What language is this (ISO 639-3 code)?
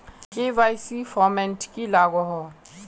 mag